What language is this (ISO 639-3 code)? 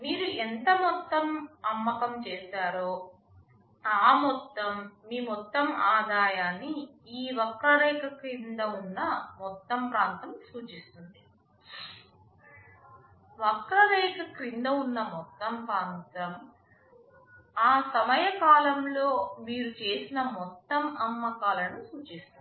tel